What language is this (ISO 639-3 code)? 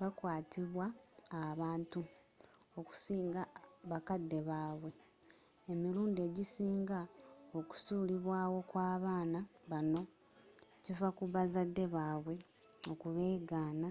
lug